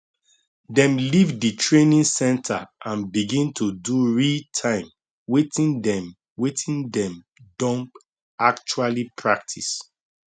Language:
Nigerian Pidgin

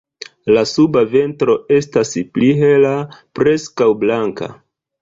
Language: Esperanto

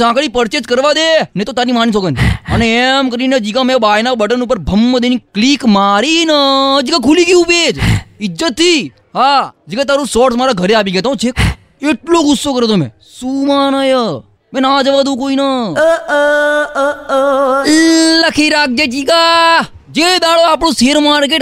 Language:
Gujarati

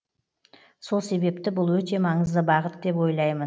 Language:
Kazakh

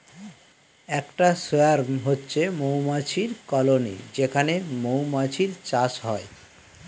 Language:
Bangla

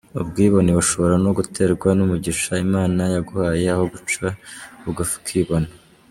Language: Kinyarwanda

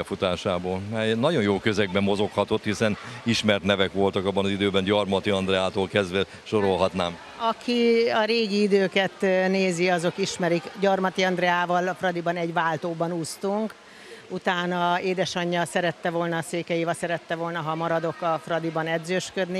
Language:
Hungarian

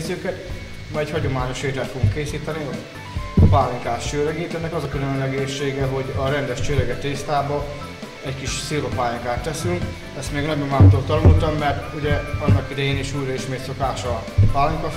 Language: Hungarian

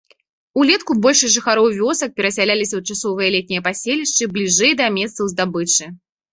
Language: Belarusian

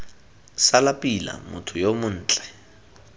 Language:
Tswana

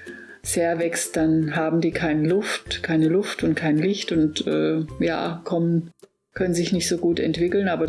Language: German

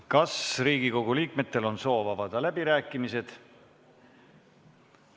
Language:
Estonian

